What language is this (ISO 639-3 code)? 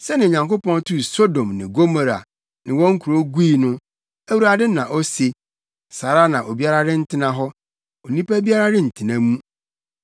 aka